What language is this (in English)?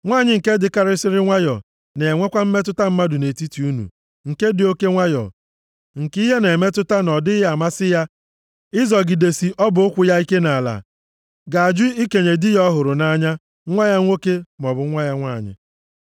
Igbo